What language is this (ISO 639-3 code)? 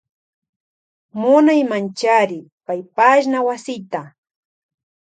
qvj